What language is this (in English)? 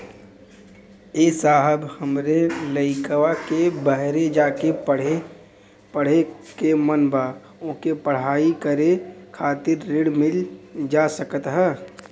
Bhojpuri